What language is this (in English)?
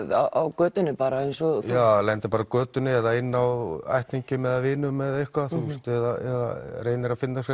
Icelandic